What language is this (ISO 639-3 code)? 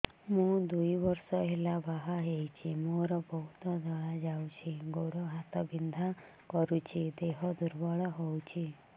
ori